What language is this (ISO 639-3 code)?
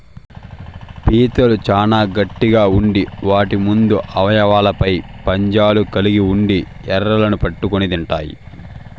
tel